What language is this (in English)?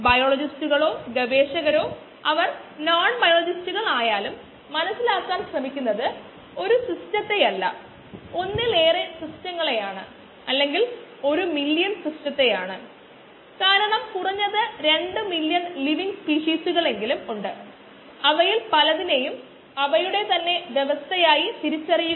Malayalam